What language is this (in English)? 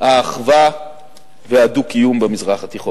Hebrew